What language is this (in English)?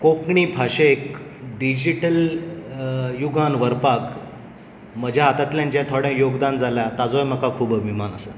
Konkani